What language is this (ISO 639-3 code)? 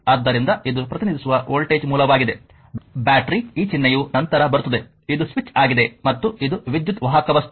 kan